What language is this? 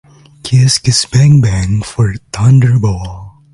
English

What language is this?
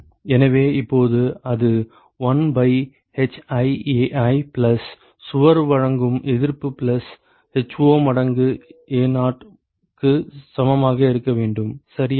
Tamil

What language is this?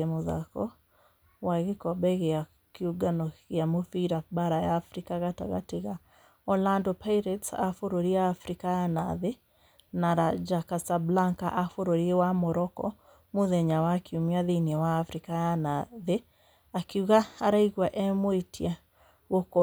Kikuyu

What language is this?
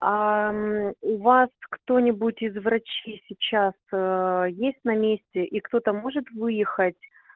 Russian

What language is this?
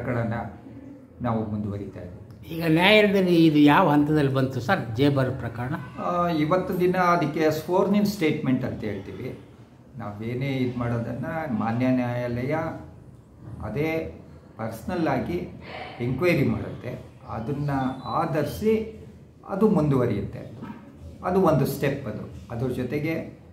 Kannada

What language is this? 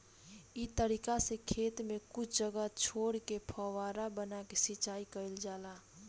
Bhojpuri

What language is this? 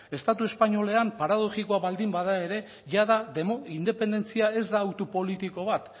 Basque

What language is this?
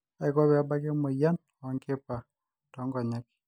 Masai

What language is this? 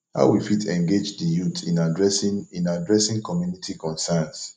Nigerian Pidgin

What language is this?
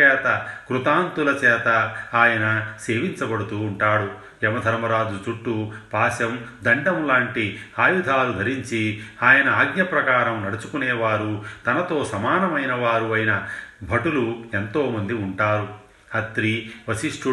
Telugu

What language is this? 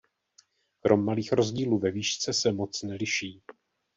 Czech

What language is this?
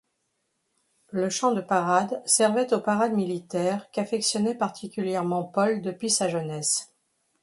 French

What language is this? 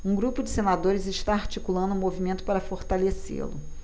Portuguese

